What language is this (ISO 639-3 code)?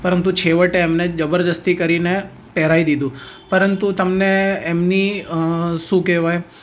guj